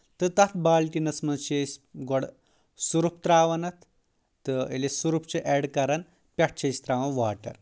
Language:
Kashmiri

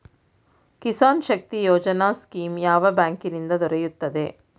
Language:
Kannada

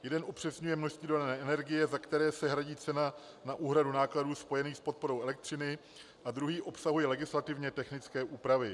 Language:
Czech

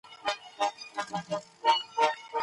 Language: Pashto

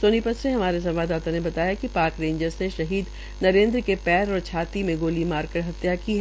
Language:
Hindi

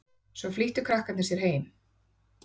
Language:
Icelandic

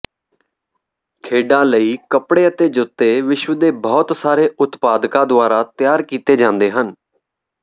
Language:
Punjabi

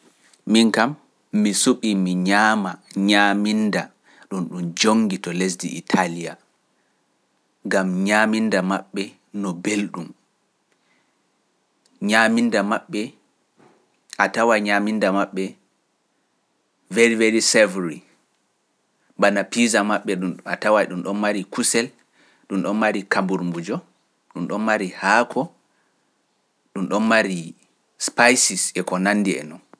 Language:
Pular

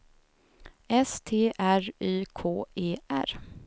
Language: Swedish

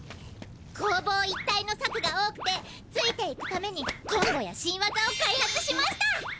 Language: Japanese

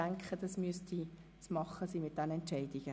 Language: Swiss German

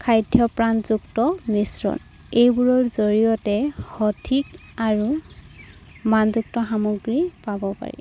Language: Assamese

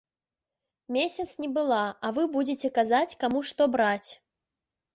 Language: Belarusian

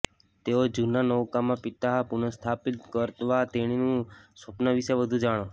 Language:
Gujarati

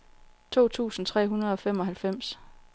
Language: Danish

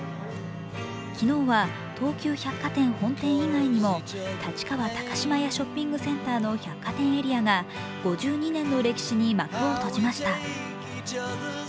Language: Japanese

